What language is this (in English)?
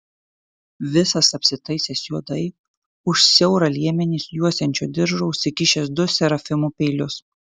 Lithuanian